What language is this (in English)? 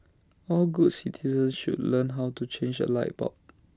English